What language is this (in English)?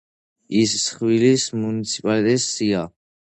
Georgian